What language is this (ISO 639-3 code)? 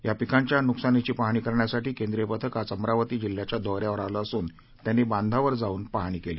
mar